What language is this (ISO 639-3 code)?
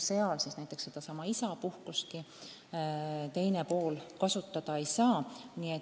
est